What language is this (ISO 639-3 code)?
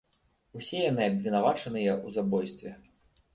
bel